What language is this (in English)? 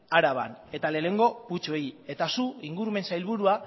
Basque